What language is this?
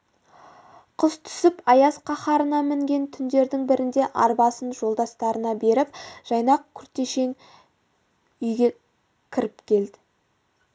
Kazakh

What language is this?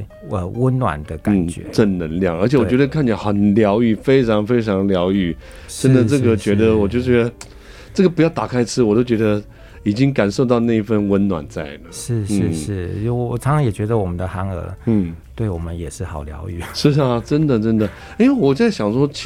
Chinese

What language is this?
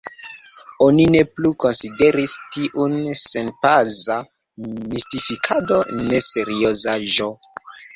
Esperanto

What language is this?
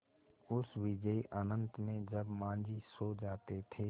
Hindi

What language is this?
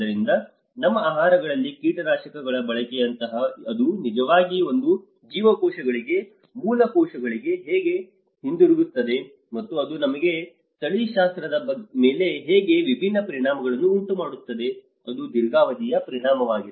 Kannada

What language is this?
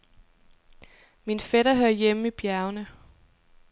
Danish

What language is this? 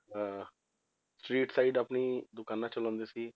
Punjabi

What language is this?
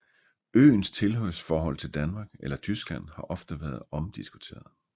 Danish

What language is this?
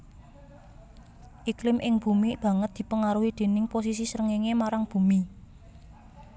Javanese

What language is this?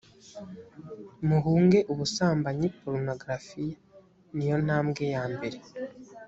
Kinyarwanda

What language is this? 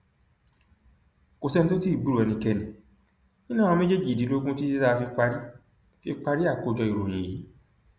Yoruba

